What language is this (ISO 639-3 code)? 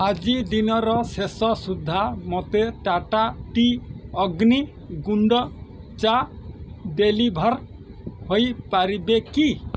ori